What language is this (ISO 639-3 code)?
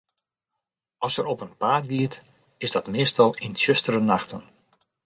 fry